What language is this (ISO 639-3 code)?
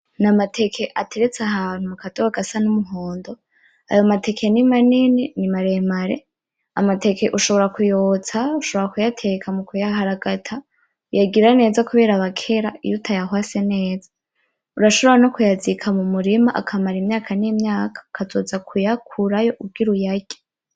run